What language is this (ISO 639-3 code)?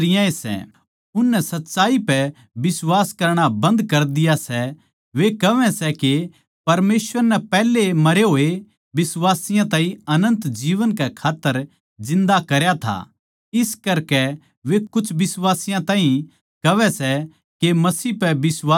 bgc